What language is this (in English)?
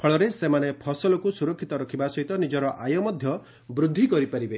Odia